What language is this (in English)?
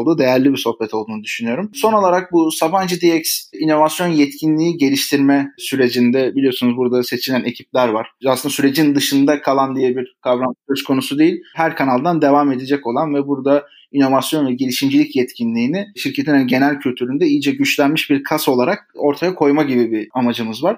Turkish